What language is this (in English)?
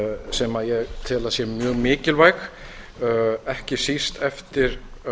Icelandic